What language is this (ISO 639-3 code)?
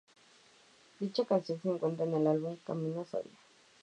spa